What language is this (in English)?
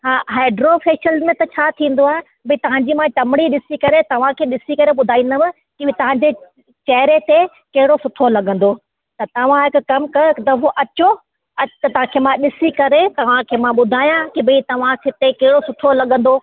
Sindhi